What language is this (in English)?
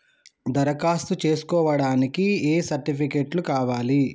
Telugu